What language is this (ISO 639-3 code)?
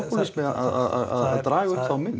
isl